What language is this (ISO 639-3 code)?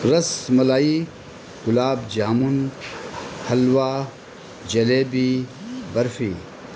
urd